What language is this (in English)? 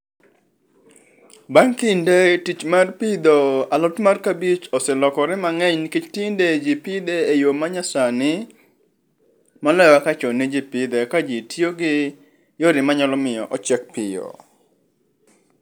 Luo (Kenya and Tanzania)